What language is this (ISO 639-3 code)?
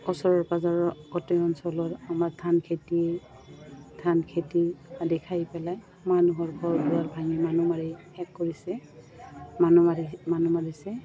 asm